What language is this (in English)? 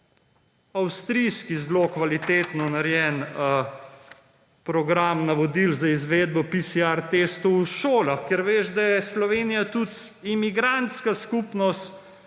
Slovenian